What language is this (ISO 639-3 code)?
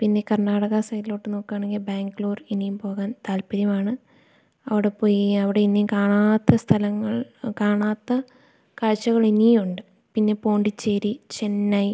mal